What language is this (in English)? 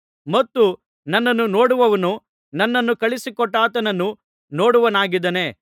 Kannada